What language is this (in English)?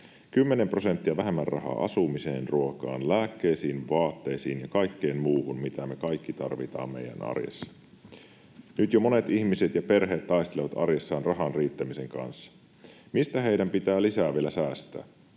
Finnish